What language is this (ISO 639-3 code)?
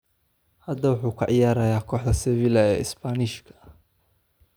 som